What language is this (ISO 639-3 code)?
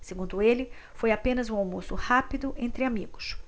por